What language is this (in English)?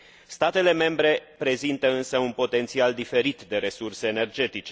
Romanian